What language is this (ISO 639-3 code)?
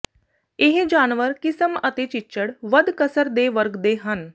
pan